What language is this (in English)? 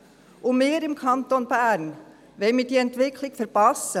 Swiss German